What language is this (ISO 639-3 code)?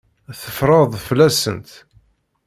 kab